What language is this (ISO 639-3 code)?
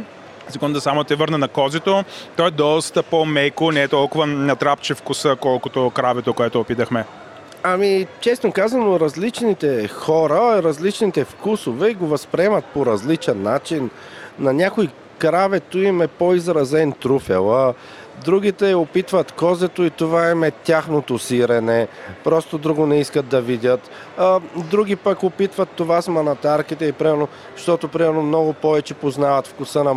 bul